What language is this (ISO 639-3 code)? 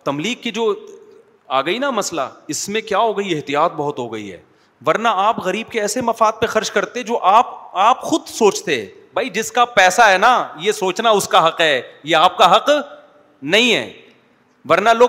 urd